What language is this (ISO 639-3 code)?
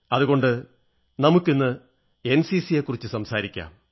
mal